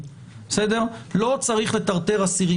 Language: Hebrew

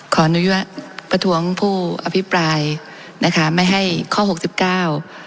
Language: Thai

